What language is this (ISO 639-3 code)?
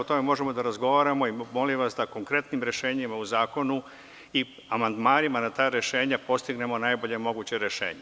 srp